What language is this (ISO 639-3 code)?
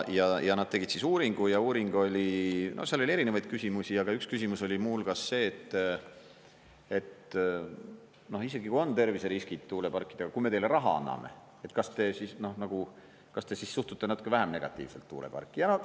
est